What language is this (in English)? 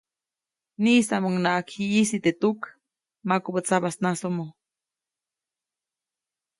Copainalá Zoque